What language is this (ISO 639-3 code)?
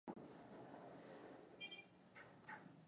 swa